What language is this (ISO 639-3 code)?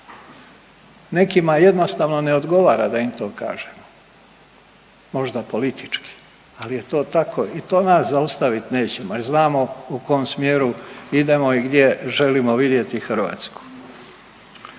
hrv